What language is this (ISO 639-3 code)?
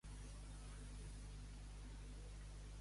cat